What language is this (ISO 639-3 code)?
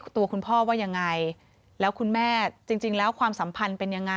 tha